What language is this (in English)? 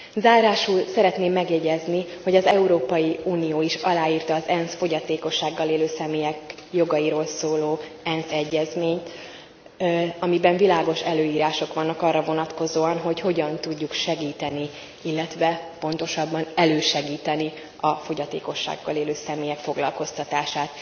Hungarian